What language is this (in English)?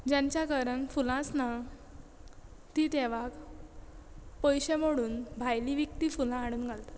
Konkani